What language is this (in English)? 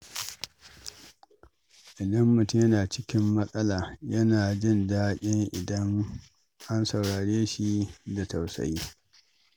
Hausa